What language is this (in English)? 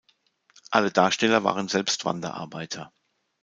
German